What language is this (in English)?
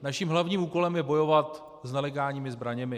Czech